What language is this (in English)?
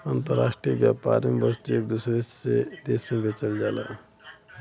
Bhojpuri